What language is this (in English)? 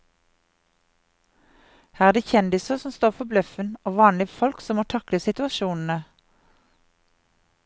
Norwegian